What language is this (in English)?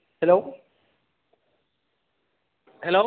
Bodo